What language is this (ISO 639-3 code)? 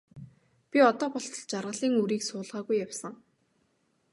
mon